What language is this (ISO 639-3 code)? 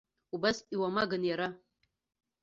abk